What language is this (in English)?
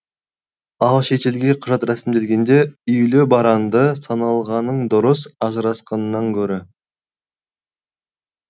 Kazakh